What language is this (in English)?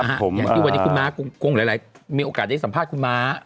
Thai